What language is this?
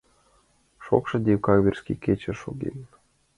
Mari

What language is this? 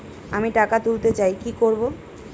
Bangla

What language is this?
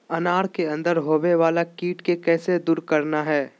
Magahi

